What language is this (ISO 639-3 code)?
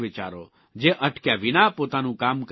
guj